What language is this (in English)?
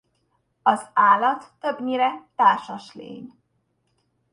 Hungarian